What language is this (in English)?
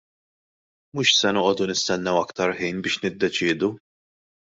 Maltese